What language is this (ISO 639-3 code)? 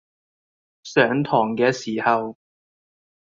yue